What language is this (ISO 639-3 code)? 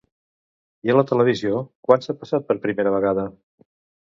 cat